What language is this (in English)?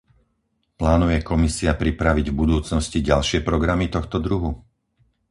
Slovak